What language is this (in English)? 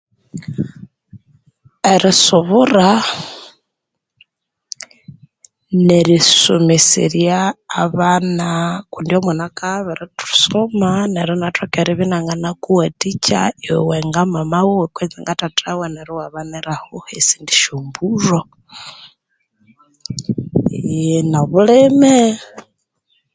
Konzo